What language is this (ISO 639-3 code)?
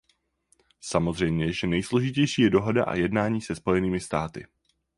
ces